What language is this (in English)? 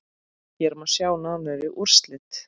Icelandic